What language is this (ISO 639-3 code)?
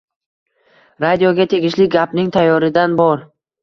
uzb